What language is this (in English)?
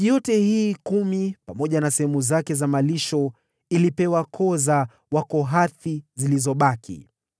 Swahili